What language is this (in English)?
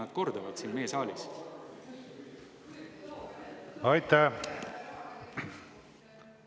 Estonian